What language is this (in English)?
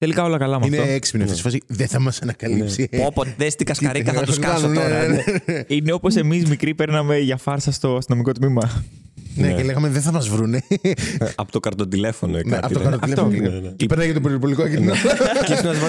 Greek